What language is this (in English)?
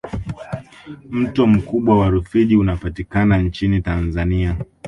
Swahili